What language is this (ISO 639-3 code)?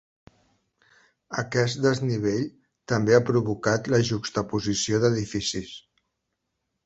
cat